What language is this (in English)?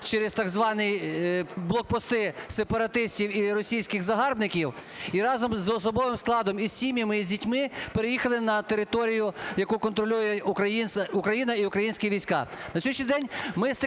Ukrainian